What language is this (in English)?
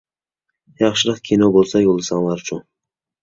Uyghur